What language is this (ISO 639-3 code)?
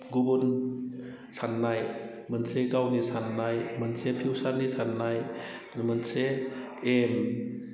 brx